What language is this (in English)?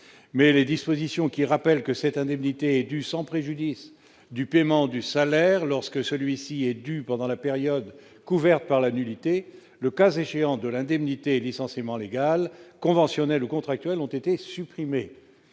French